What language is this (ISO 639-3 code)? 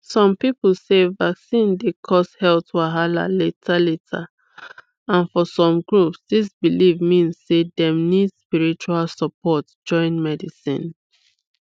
pcm